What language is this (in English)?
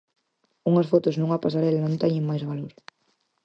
Galician